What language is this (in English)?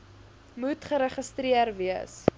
Afrikaans